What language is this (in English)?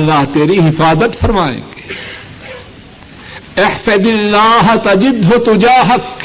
Urdu